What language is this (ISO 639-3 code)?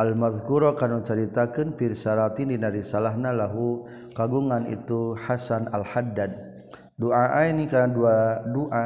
msa